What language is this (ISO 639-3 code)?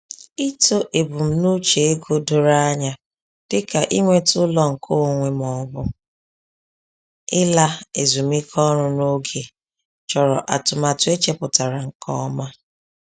ibo